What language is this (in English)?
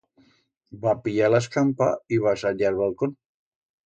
Aragonese